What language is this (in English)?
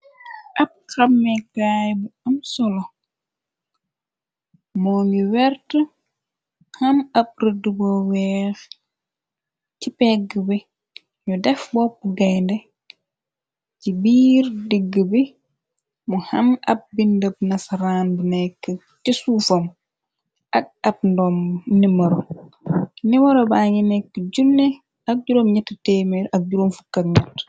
Wolof